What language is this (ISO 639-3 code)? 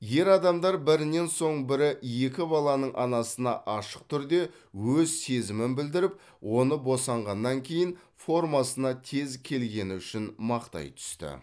kaz